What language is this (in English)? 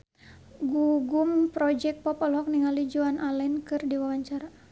Sundanese